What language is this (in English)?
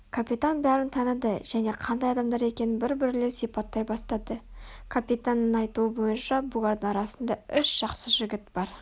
Kazakh